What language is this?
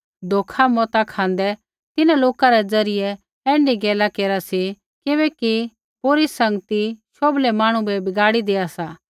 Kullu Pahari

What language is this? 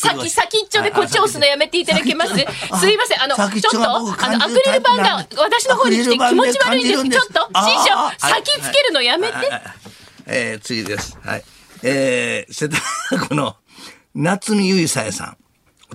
Japanese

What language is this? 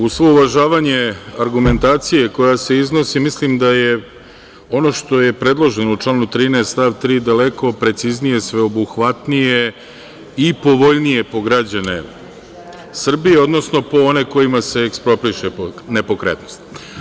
Serbian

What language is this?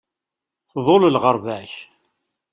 Kabyle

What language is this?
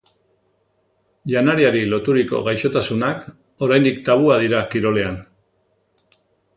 Basque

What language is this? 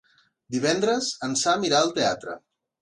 Catalan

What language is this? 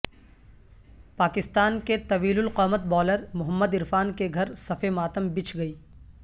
Urdu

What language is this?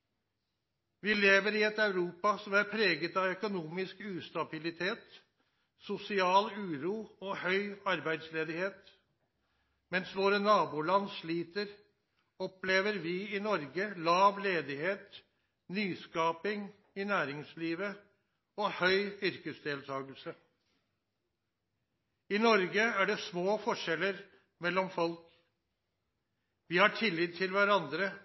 Norwegian Nynorsk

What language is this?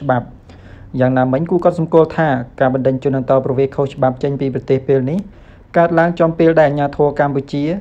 Vietnamese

